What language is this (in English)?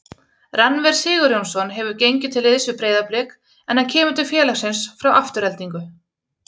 Icelandic